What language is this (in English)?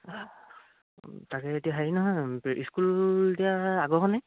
Assamese